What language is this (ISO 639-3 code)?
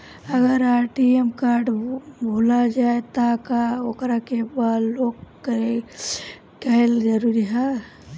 bho